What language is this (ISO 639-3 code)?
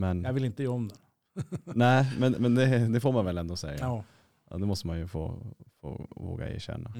swe